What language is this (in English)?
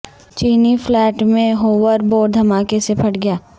Urdu